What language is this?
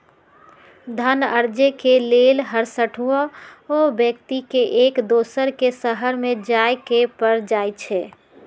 Magahi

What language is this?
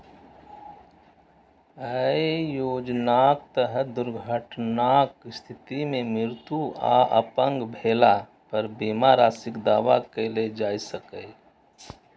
Maithili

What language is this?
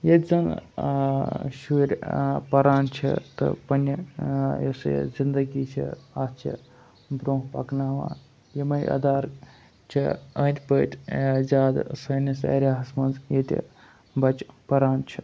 Kashmiri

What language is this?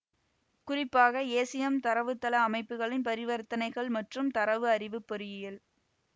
Tamil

